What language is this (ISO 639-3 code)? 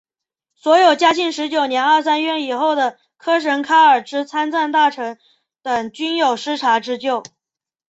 zho